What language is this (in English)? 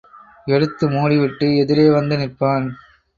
Tamil